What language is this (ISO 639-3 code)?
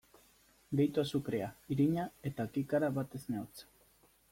eus